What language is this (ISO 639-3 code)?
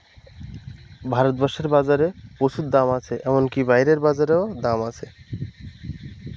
ben